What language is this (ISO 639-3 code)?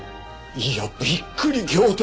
jpn